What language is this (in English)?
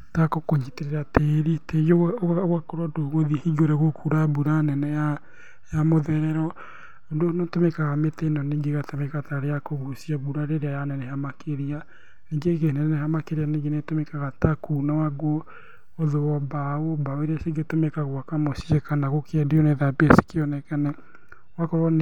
Kikuyu